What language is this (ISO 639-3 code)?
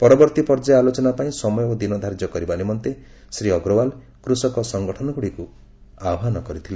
ori